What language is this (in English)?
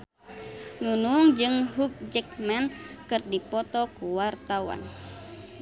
Sundanese